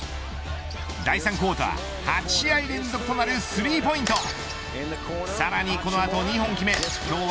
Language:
Japanese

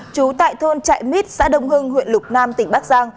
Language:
Vietnamese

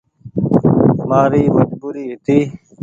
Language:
Goaria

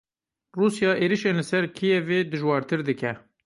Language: Kurdish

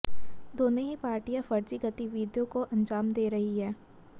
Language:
Hindi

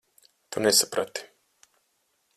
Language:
Latvian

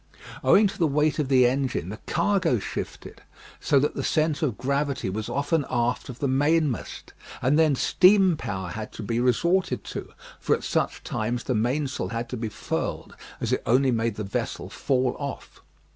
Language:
English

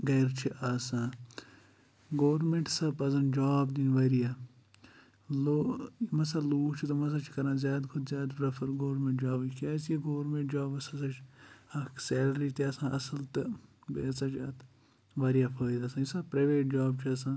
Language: Kashmiri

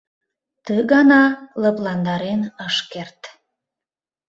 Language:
Mari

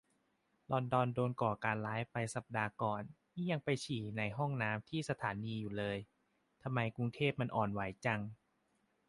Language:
Thai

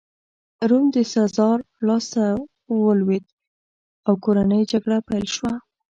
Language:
Pashto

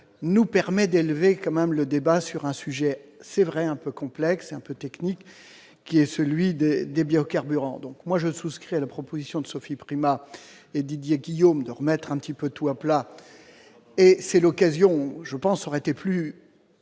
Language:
French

